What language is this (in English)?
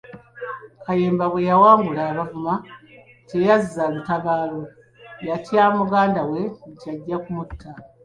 Ganda